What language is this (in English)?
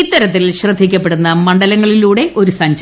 Malayalam